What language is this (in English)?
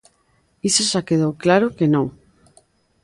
Galician